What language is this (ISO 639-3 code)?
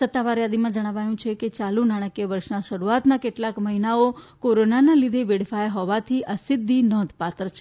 guj